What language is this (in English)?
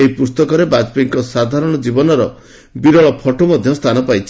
Odia